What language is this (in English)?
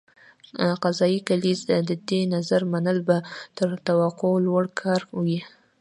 Pashto